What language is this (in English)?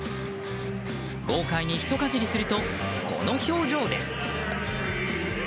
Japanese